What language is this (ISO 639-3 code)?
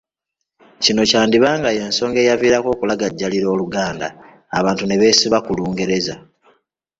lug